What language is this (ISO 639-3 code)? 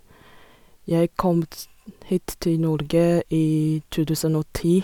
nor